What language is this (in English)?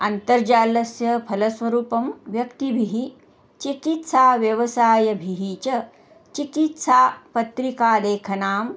Sanskrit